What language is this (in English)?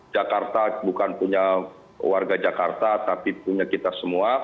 Indonesian